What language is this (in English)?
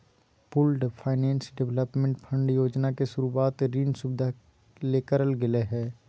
Magahi